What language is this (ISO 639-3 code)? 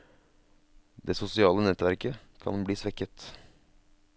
nor